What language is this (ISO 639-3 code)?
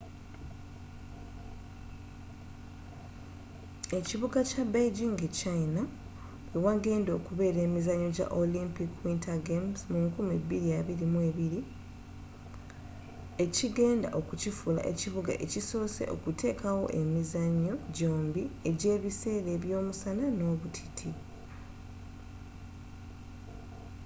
lug